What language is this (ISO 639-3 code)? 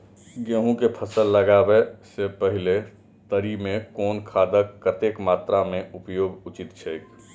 mai